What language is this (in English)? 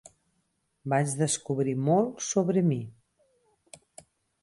Catalan